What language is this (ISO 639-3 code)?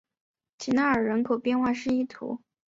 zho